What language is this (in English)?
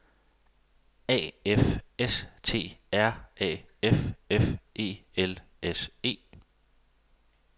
Danish